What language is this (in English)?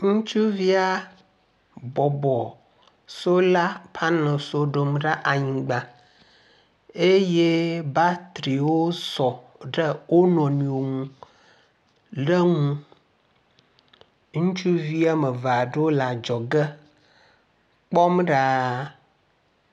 Ewe